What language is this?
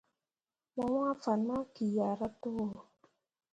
Mundang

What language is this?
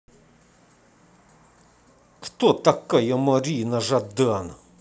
Russian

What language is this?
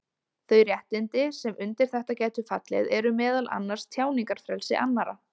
Icelandic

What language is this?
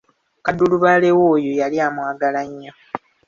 Ganda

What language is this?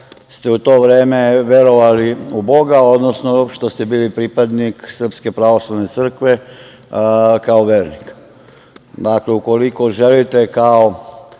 Serbian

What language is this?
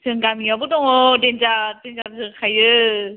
Bodo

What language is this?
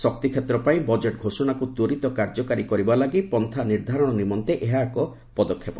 Odia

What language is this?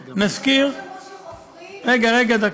Hebrew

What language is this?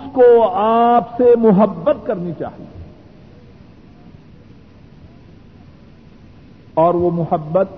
Urdu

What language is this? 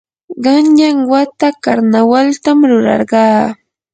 Yanahuanca Pasco Quechua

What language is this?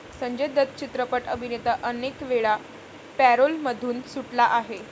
Marathi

